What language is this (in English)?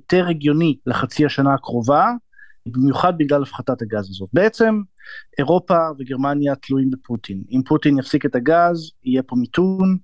Hebrew